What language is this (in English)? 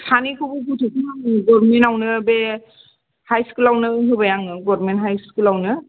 Bodo